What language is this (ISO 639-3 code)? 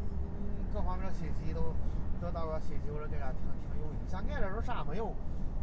zho